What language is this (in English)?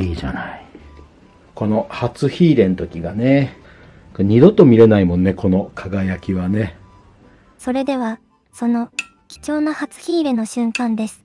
Japanese